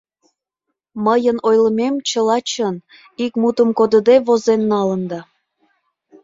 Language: Mari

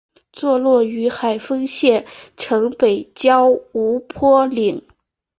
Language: Chinese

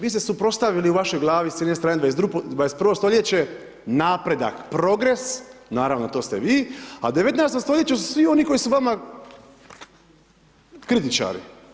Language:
Croatian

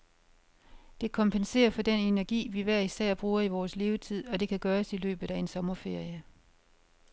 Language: Danish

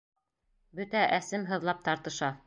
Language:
Bashkir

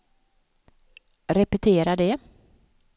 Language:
Swedish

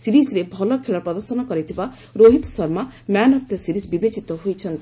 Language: Odia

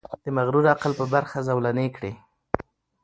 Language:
Pashto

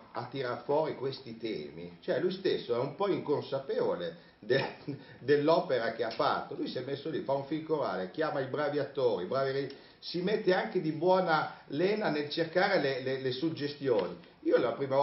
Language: Italian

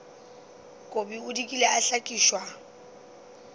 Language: Northern Sotho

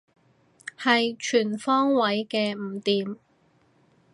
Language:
Cantonese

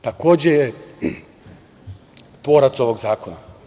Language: Serbian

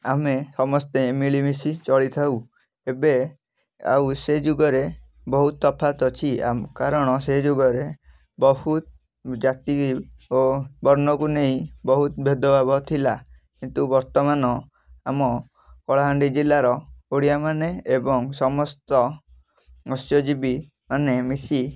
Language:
Odia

